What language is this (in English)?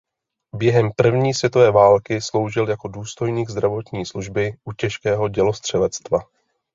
Czech